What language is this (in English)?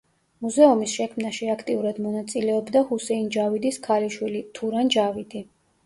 Georgian